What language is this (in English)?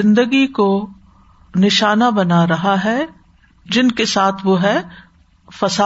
Urdu